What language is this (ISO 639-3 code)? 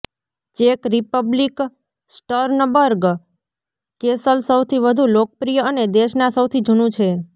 guj